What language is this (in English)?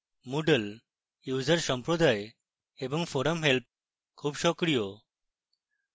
Bangla